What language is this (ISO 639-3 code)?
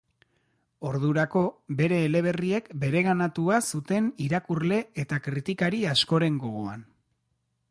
eus